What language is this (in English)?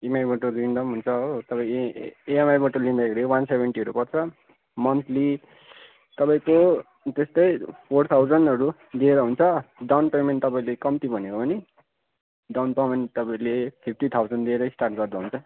Nepali